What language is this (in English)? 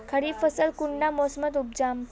Magahi